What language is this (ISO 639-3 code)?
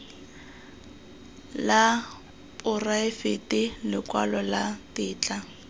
tsn